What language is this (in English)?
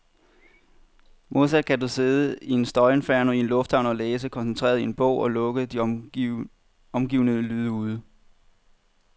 Danish